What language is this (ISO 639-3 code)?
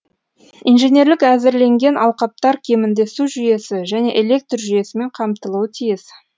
kaz